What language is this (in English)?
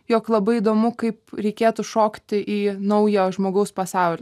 Lithuanian